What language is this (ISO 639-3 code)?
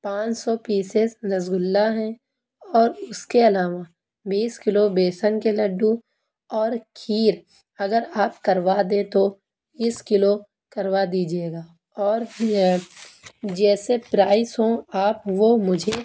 urd